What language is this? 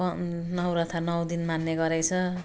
Nepali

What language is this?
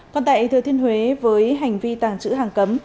Vietnamese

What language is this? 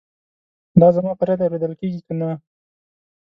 Pashto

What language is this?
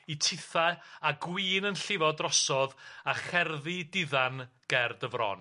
Welsh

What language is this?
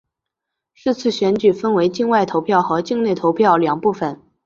Chinese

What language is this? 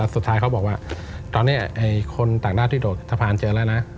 Thai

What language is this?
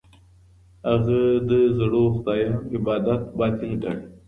Pashto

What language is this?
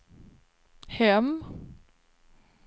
Swedish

